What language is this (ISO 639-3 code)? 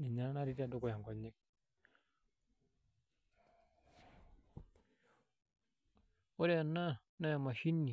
mas